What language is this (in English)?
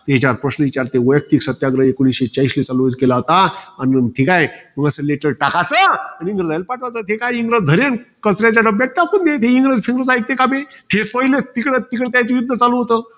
Marathi